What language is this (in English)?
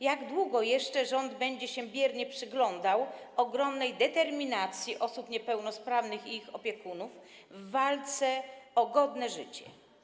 Polish